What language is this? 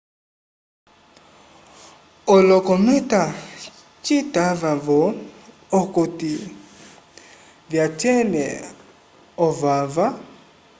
Umbundu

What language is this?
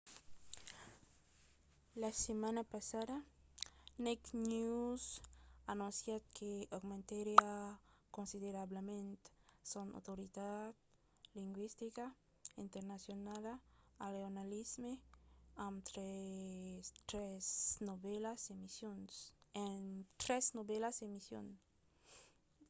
Occitan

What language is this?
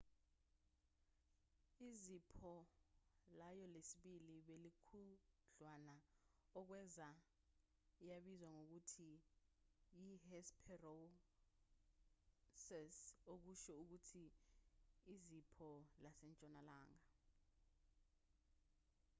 Zulu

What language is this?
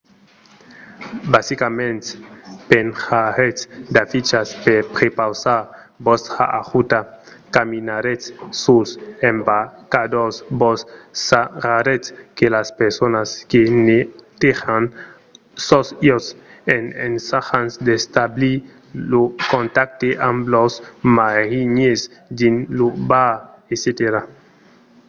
Occitan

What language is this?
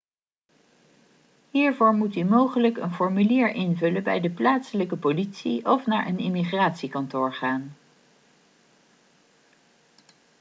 Dutch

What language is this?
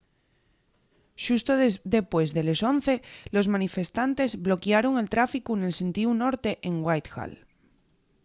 Asturian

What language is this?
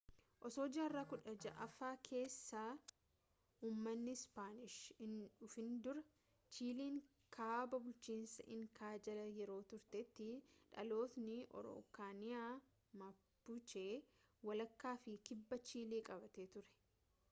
Oromo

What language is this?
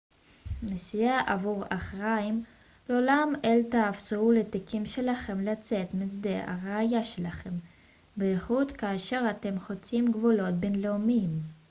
Hebrew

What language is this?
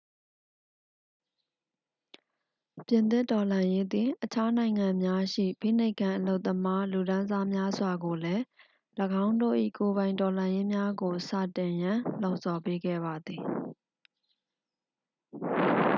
Burmese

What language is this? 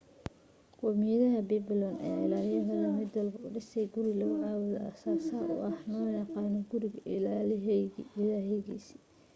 Somali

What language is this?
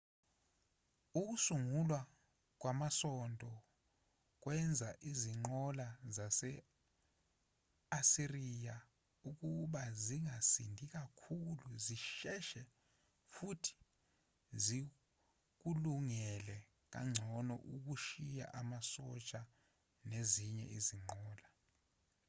Zulu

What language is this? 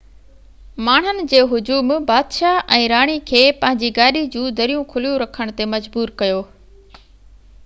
Sindhi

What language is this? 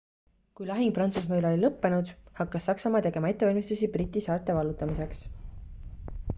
Estonian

